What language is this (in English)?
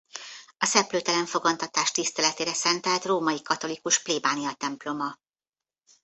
Hungarian